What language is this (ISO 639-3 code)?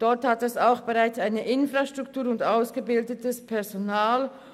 gsw